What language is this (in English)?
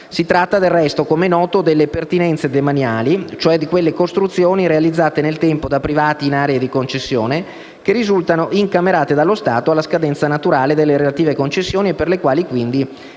Italian